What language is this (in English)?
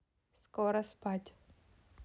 Russian